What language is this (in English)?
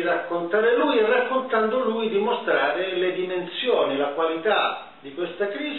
Italian